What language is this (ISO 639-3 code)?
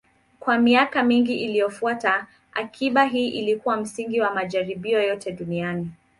swa